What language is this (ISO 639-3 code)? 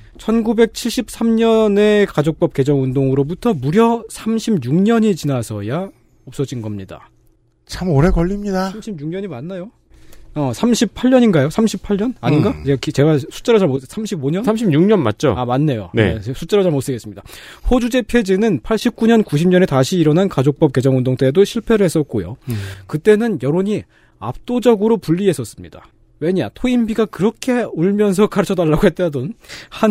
kor